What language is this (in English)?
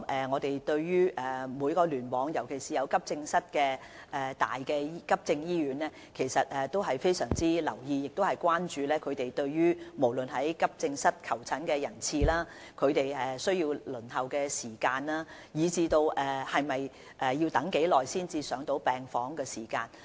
Cantonese